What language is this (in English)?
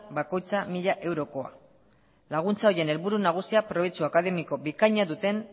Basque